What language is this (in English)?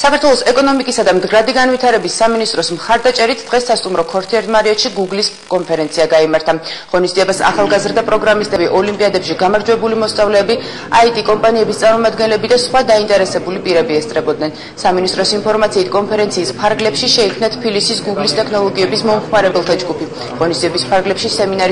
Arabic